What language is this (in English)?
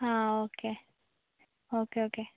Malayalam